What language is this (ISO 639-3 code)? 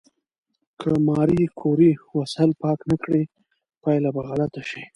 pus